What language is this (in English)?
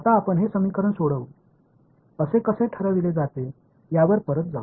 Marathi